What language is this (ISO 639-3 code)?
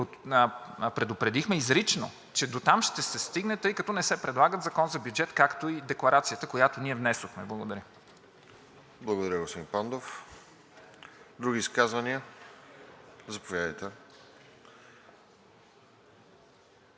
bul